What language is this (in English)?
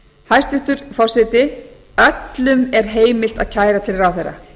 Icelandic